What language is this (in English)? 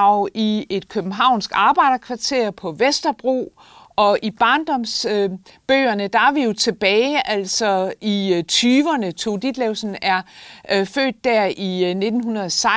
Danish